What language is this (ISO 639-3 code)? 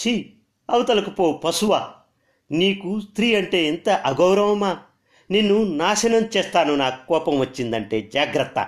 tel